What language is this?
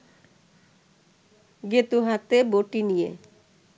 Bangla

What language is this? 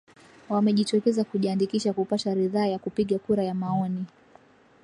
Swahili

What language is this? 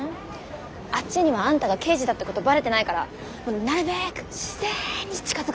Japanese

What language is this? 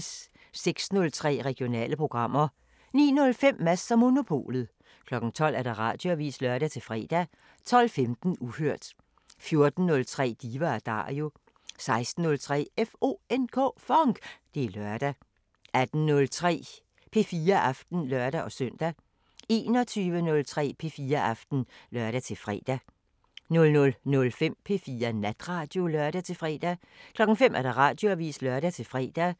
Danish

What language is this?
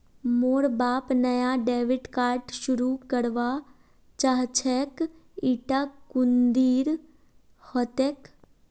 Magahi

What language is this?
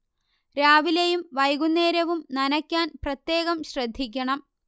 Malayalam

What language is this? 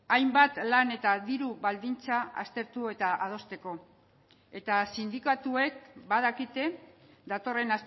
Basque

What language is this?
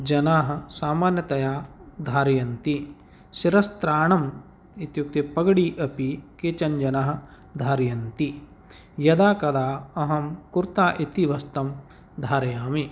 Sanskrit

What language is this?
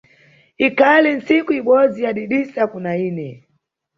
Nyungwe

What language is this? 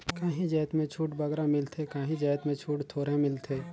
Chhattisgarhi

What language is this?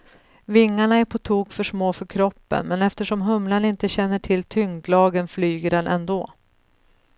Swedish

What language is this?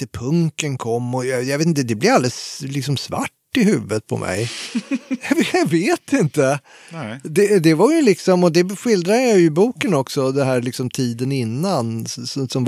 Swedish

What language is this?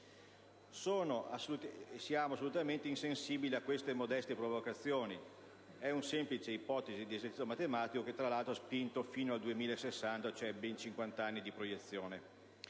Italian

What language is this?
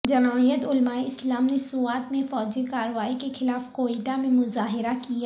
Urdu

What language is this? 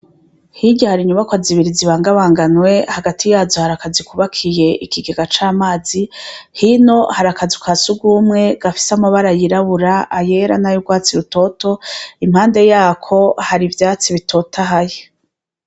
Rundi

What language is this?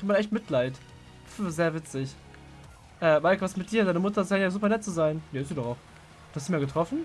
German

